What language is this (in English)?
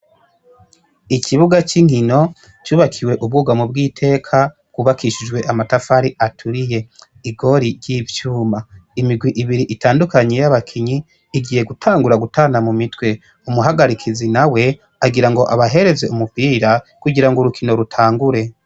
Rundi